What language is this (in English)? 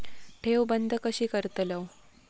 Marathi